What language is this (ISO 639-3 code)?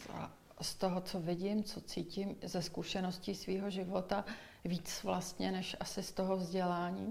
ces